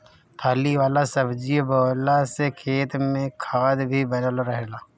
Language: Bhojpuri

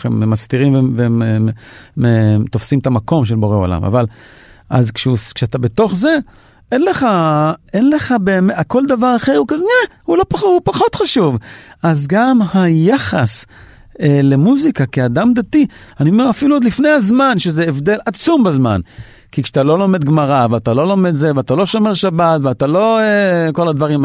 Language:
Hebrew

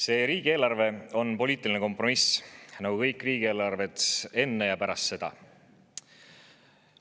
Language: Estonian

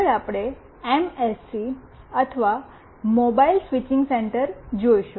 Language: Gujarati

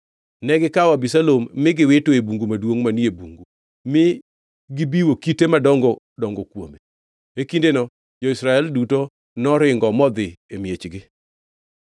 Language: Luo (Kenya and Tanzania)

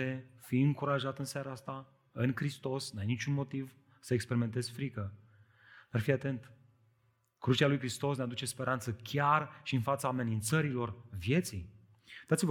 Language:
Romanian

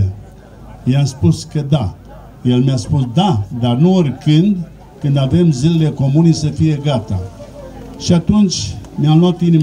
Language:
Romanian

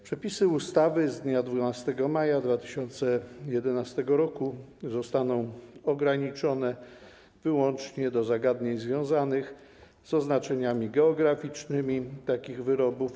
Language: Polish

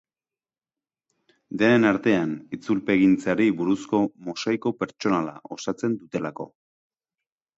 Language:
Basque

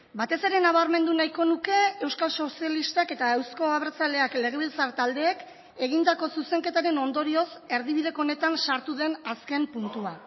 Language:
Basque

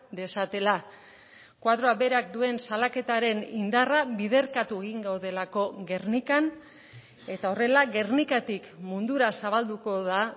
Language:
Basque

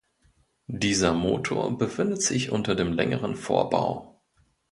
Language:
German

